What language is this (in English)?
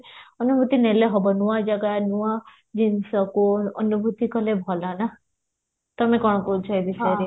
Odia